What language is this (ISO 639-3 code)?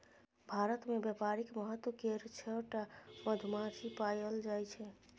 mai